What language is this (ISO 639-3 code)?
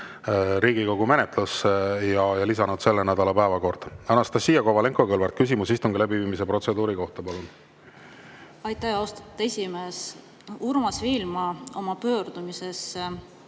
est